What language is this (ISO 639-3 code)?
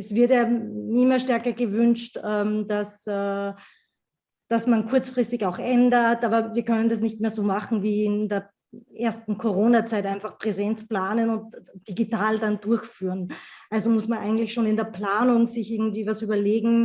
deu